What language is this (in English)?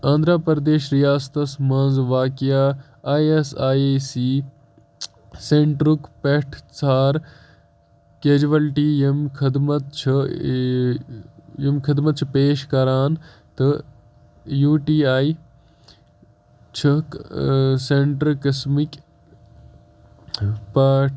Kashmiri